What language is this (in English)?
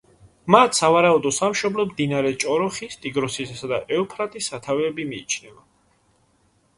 Georgian